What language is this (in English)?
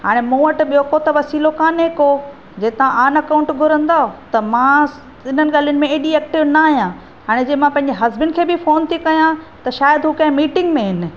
Sindhi